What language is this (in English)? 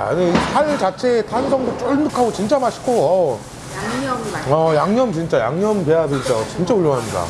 Korean